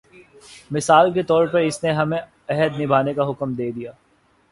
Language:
Urdu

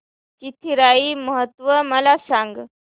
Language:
Marathi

